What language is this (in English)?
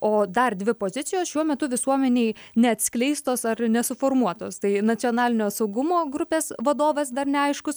Lithuanian